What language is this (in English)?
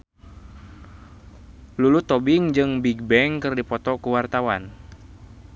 Sundanese